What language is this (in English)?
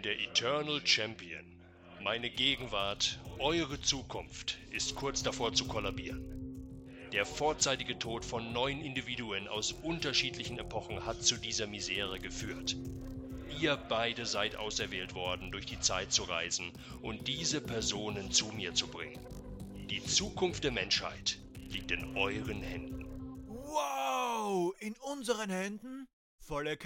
German